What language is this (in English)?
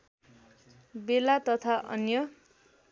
Nepali